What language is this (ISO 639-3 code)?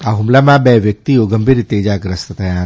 guj